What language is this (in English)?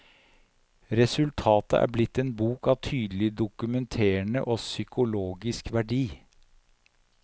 Norwegian